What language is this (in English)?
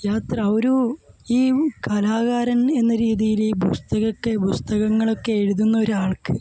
Malayalam